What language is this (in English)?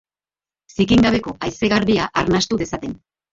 Basque